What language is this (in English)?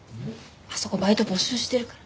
Japanese